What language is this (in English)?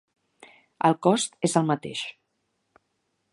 Catalan